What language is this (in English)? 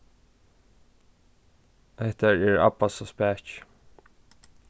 Faroese